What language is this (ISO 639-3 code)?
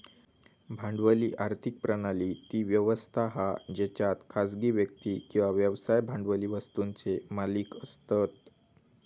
mar